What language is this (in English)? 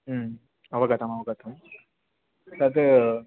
Sanskrit